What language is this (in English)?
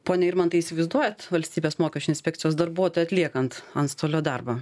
Lithuanian